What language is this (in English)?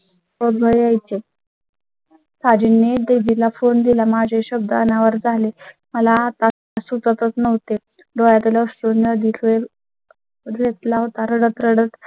Marathi